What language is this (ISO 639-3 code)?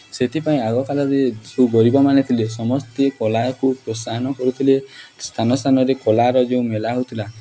ori